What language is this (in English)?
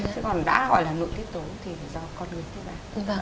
Vietnamese